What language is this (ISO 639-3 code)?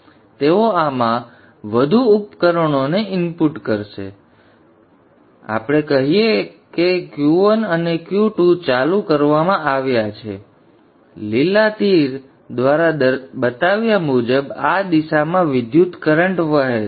guj